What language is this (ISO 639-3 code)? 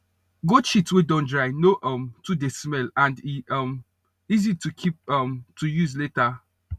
pcm